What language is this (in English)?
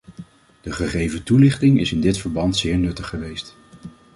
Dutch